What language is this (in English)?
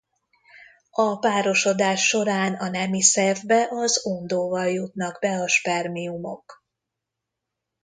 Hungarian